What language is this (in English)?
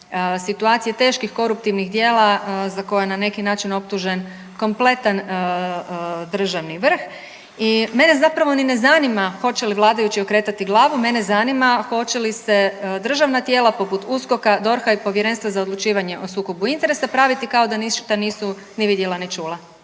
Croatian